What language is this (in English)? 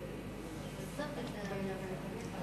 Hebrew